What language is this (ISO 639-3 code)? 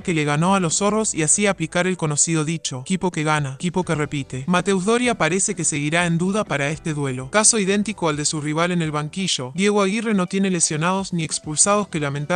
spa